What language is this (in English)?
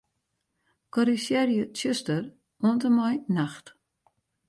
Western Frisian